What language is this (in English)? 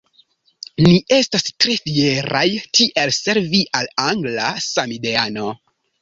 Esperanto